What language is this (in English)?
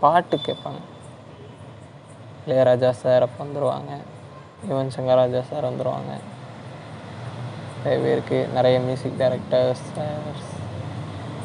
Tamil